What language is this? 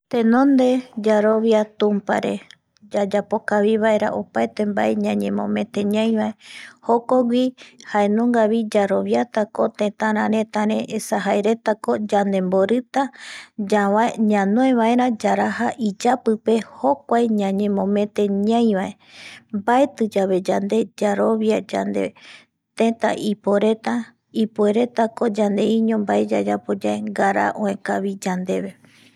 Eastern Bolivian Guaraní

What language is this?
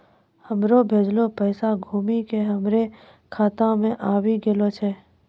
Maithili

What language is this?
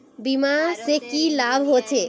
Magahi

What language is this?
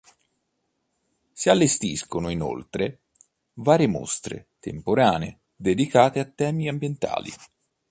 Italian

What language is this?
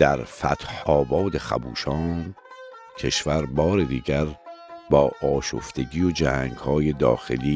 Persian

